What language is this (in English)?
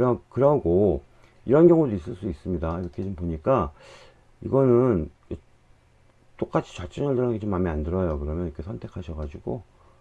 Korean